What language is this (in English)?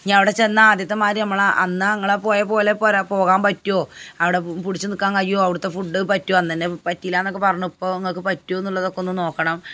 Malayalam